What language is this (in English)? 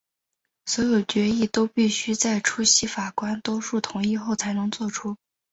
Chinese